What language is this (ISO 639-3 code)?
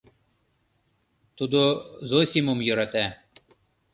chm